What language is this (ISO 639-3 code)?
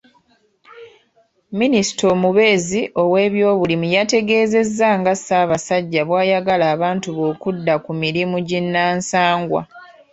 lug